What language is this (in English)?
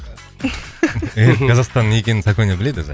Kazakh